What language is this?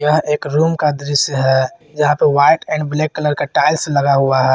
Hindi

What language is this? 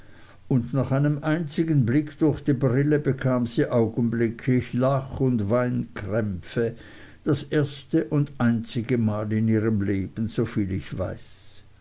German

